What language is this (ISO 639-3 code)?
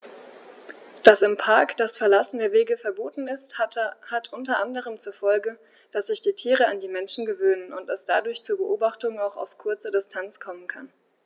deu